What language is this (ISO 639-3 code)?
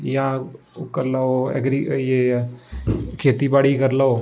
doi